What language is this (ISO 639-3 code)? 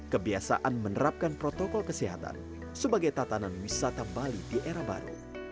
ind